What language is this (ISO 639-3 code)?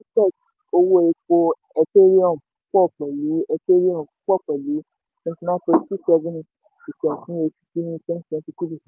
yor